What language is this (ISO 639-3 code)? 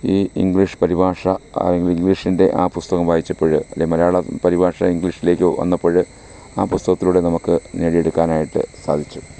mal